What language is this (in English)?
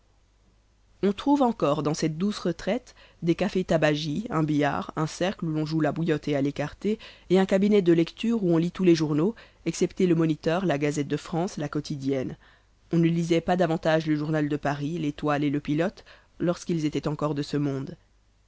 French